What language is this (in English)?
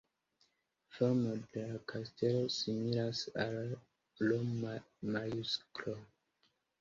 Esperanto